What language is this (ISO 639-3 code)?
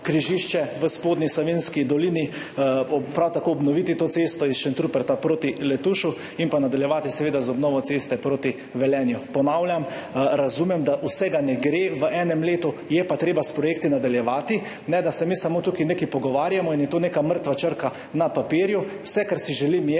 slv